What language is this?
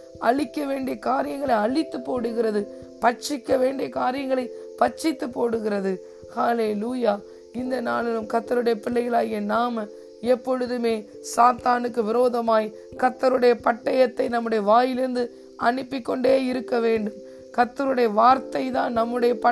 Tamil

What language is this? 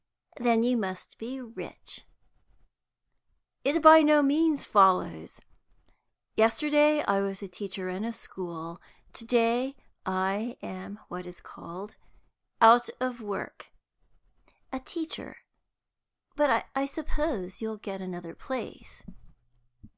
English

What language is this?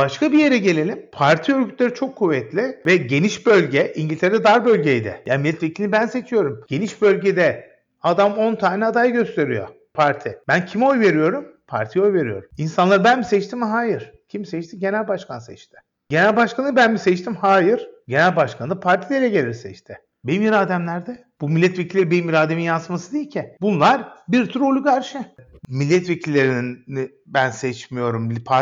Turkish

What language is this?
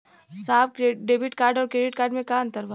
Bhojpuri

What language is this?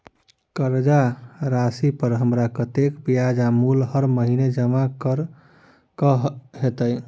Maithili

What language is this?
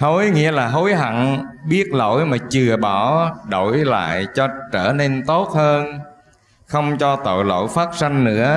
Vietnamese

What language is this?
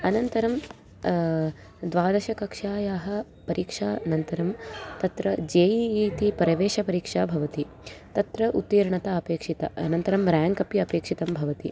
Sanskrit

